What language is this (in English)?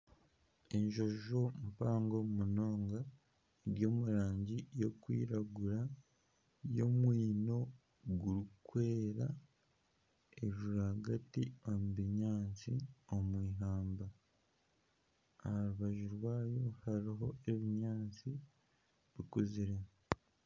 Nyankole